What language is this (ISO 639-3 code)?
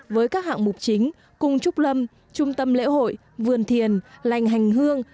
vie